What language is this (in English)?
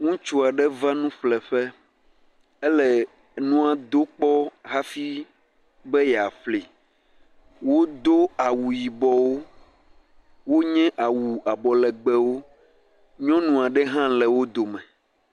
Ewe